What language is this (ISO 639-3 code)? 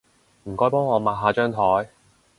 yue